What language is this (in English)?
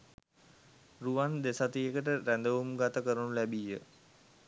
Sinhala